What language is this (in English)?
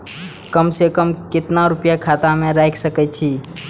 Maithili